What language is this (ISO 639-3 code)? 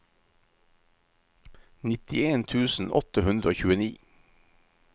nor